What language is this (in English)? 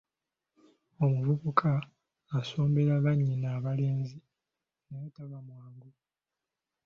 Ganda